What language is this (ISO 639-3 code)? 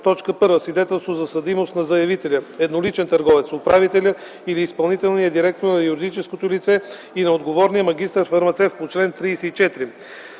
bul